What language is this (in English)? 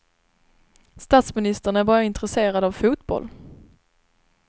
Swedish